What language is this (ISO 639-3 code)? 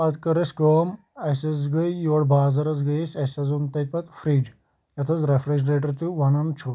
kas